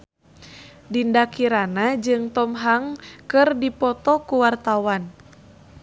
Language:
Sundanese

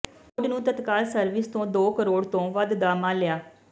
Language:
Punjabi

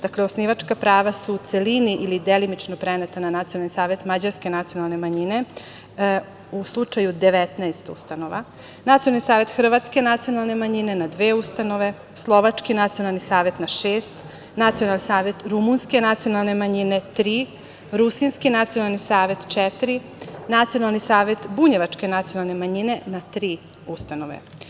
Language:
Serbian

